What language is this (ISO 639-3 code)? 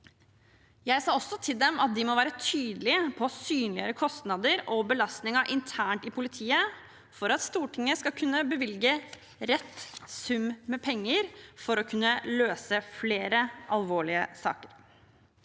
nor